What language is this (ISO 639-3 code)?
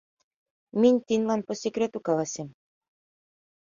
chm